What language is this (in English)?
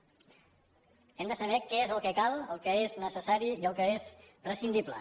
Catalan